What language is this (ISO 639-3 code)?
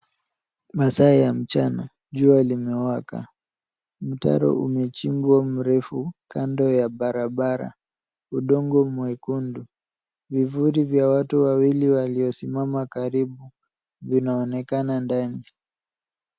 swa